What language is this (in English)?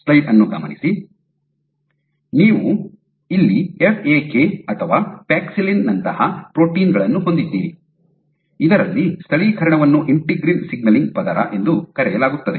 Kannada